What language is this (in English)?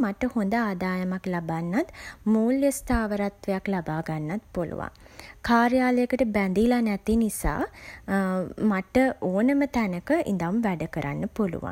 Sinhala